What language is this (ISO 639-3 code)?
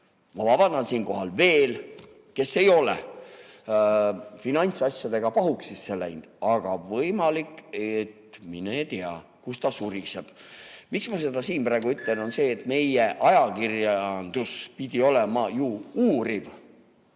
est